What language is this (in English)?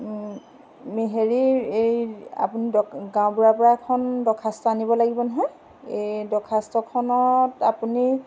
Assamese